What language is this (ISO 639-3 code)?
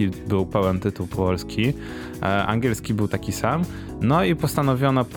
pol